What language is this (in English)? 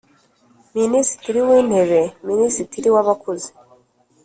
Kinyarwanda